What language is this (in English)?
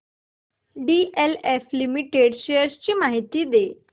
Marathi